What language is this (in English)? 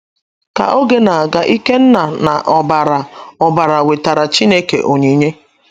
Igbo